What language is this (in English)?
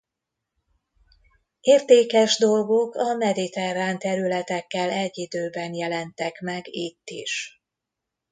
Hungarian